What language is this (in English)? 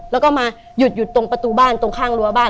Thai